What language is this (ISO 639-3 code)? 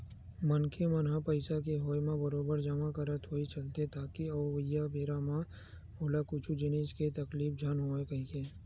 hne